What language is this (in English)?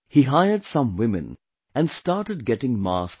English